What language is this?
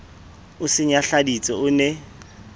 Southern Sotho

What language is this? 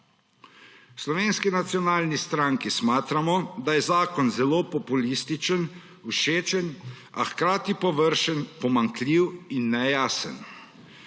Slovenian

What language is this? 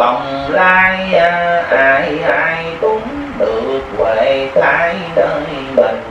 Vietnamese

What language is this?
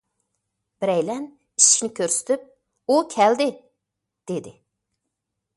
Uyghur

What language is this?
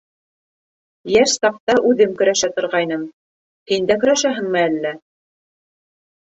Bashkir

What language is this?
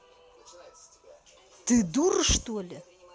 Russian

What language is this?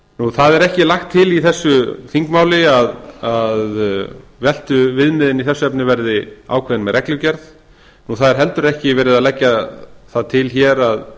Icelandic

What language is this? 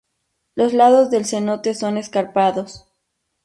Spanish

